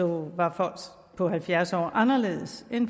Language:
Danish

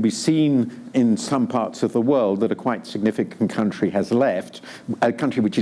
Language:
English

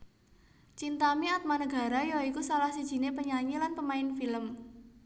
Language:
Javanese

